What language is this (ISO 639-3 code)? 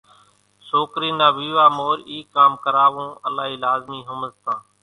gjk